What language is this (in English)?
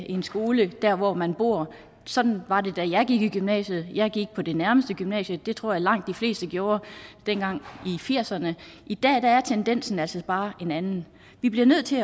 Danish